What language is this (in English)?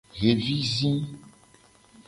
Gen